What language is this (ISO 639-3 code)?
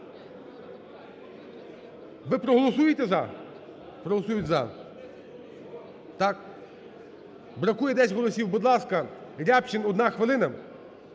ukr